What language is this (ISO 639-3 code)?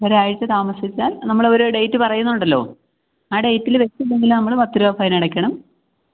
mal